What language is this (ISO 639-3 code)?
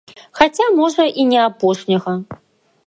bel